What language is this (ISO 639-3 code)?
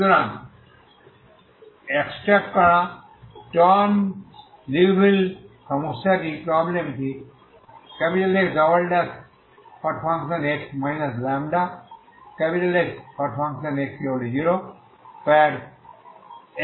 ben